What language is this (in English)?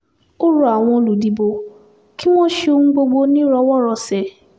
Yoruba